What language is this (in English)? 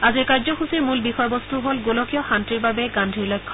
Assamese